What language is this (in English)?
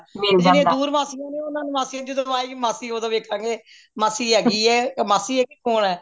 Punjabi